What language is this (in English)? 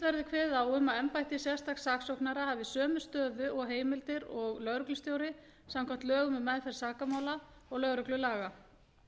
Icelandic